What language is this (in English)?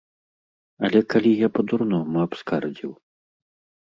Belarusian